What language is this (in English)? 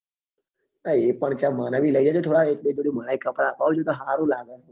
Gujarati